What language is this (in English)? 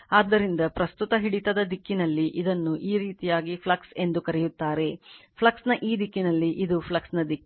Kannada